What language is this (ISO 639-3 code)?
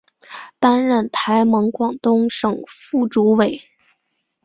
zho